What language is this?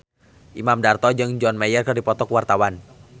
Sundanese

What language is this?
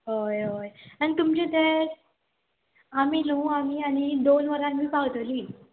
Konkani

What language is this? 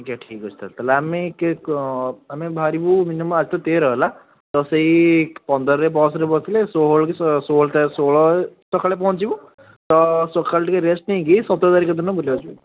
Odia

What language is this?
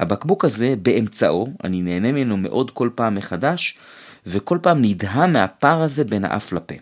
Hebrew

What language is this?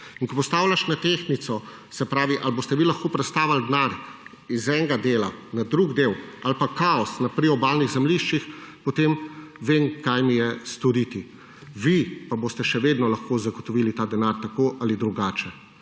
Slovenian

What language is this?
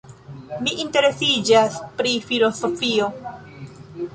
Esperanto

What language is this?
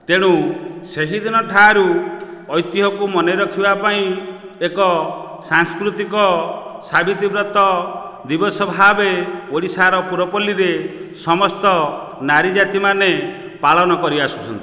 Odia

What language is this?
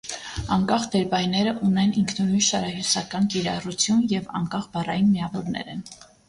Armenian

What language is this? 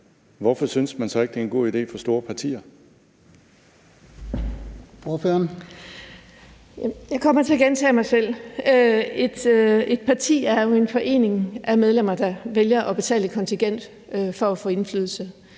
Danish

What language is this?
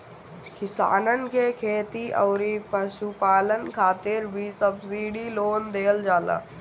Bhojpuri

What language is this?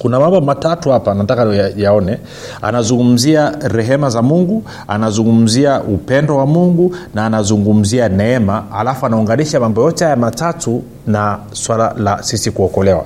Swahili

